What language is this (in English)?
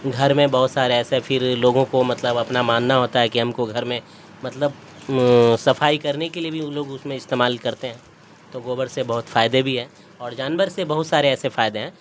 Urdu